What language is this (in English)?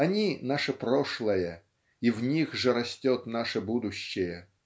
Russian